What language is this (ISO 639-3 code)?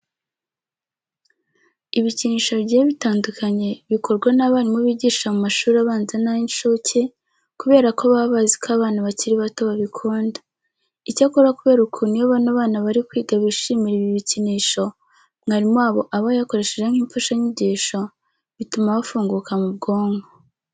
kin